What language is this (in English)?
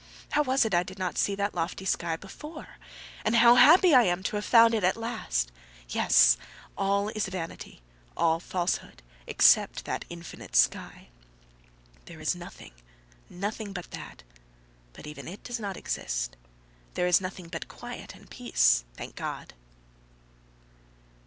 English